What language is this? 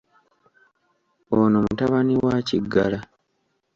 Ganda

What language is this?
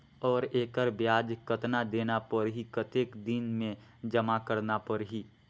Chhattisgarhi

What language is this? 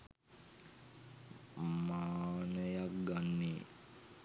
Sinhala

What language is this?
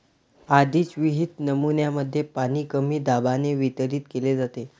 Marathi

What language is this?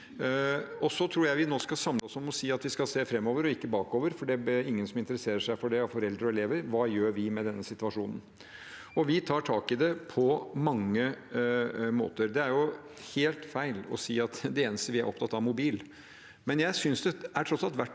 Norwegian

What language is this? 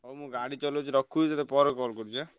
Odia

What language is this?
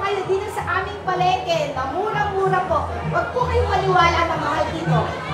Filipino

